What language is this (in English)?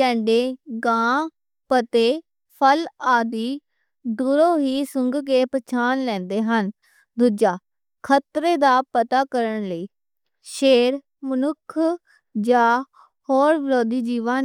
Western Panjabi